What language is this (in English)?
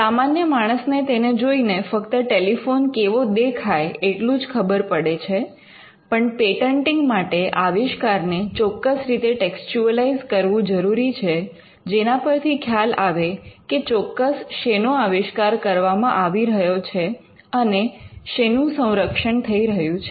Gujarati